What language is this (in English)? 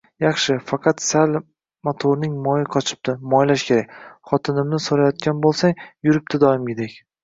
Uzbek